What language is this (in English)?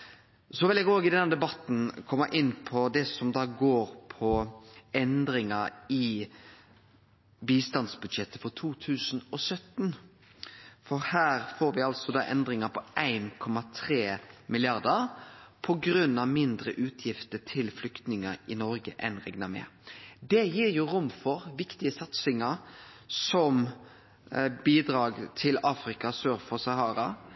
Norwegian Nynorsk